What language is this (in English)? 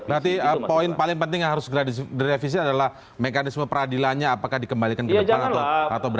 Indonesian